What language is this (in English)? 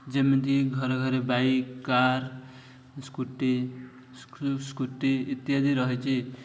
Odia